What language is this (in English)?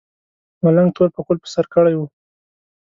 Pashto